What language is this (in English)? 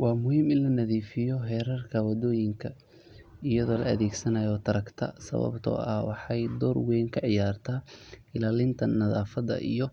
Somali